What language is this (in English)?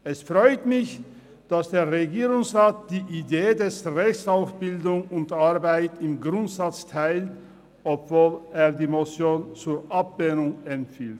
Swiss German